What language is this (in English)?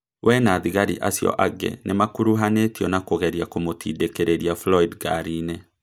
Kikuyu